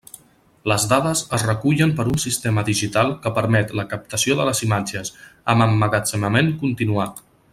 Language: Catalan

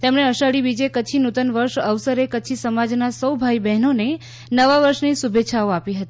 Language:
Gujarati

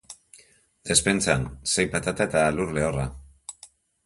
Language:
Basque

